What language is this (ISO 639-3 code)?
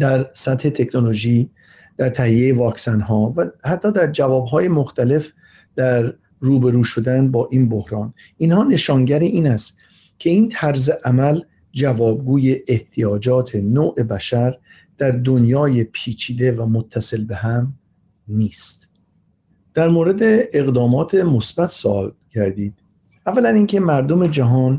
fas